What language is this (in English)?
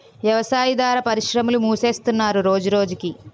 Telugu